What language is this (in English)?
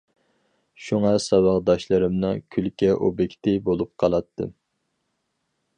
Uyghur